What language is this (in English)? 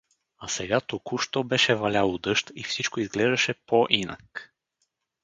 Bulgarian